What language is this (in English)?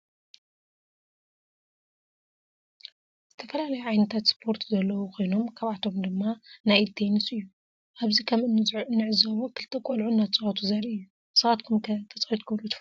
Tigrinya